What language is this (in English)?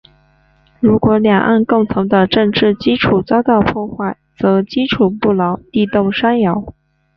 Chinese